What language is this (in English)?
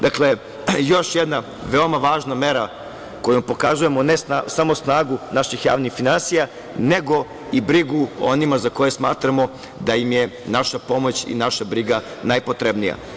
Serbian